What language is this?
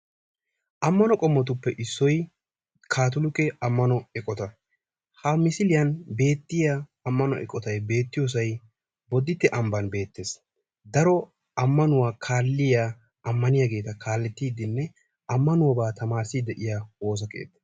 Wolaytta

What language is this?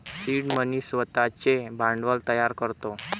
Marathi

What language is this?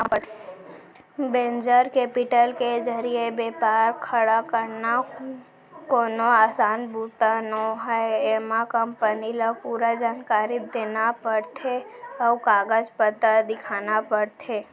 Chhattisgarhi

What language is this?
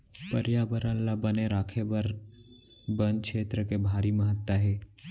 Chhattisgarhi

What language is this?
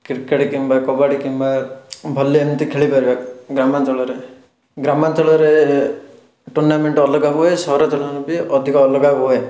Odia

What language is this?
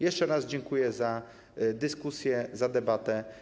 Polish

